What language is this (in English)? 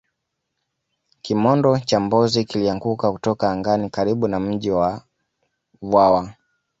Swahili